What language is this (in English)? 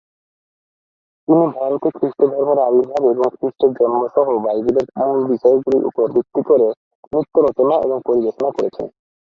Bangla